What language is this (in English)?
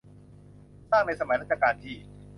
Thai